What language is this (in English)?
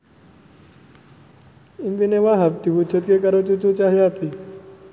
Javanese